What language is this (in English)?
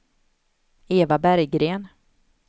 Swedish